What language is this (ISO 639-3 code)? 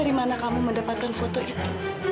ind